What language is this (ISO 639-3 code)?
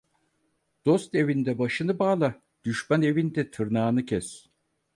tur